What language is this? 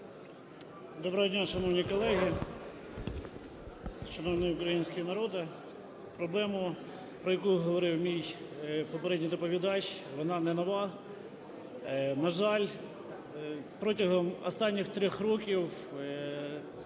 Ukrainian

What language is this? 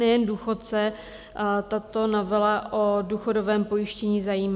Czech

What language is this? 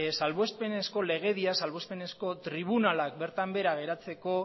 Basque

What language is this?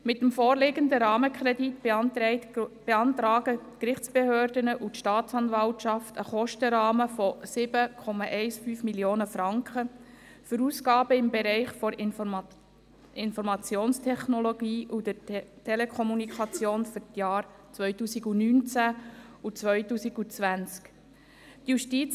Swiss German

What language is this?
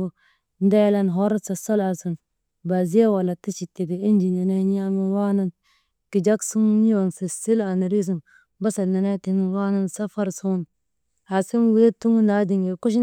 Maba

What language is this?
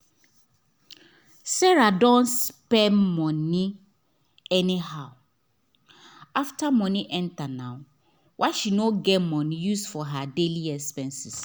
Nigerian Pidgin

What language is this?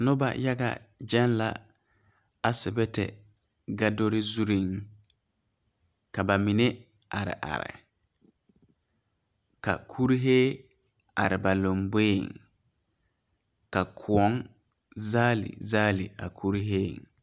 Southern Dagaare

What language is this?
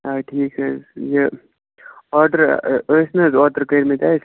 Kashmiri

